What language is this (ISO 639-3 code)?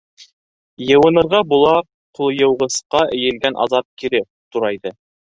bak